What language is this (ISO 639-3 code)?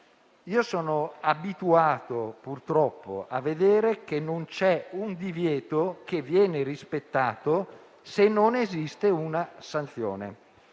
ita